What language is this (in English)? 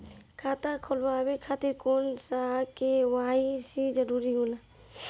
Bhojpuri